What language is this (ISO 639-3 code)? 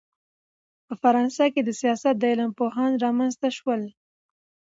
pus